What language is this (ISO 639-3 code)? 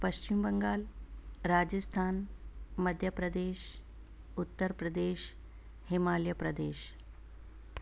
snd